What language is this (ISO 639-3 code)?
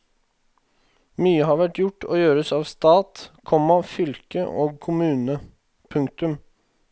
nor